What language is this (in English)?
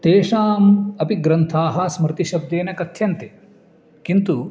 Sanskrit